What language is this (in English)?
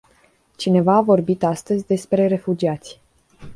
Romanian